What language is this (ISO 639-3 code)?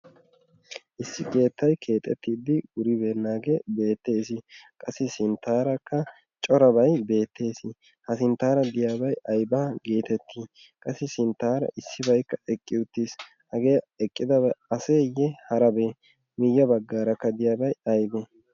wal